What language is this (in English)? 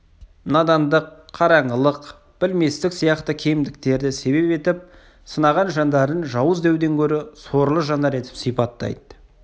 Kazakh